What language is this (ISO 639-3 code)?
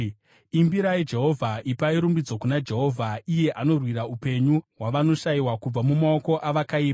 sna